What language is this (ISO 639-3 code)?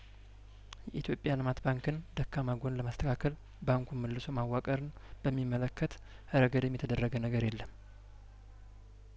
amh